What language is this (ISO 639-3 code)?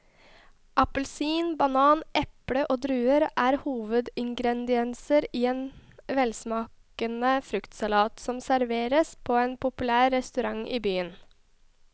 nor